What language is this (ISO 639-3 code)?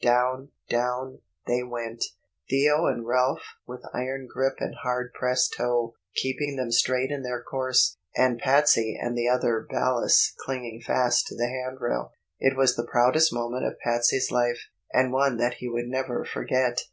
eng